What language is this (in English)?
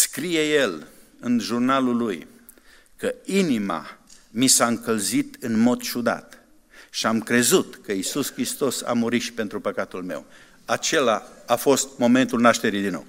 Romanian